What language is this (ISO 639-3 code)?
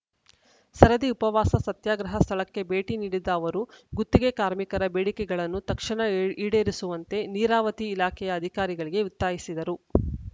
kan